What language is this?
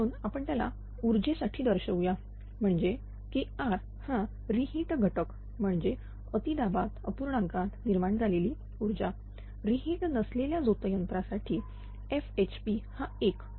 Marathi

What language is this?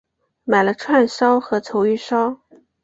Chinese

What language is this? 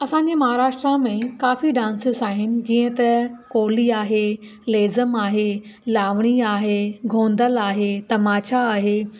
Sindhi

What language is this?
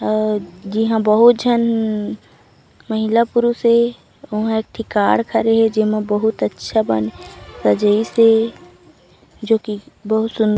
Chhattisgarhi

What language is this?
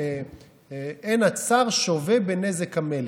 Hebrew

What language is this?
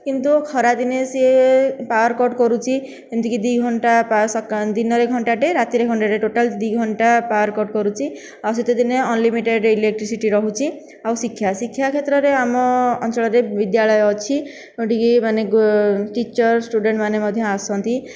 Odia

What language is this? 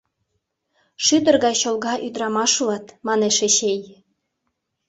Mari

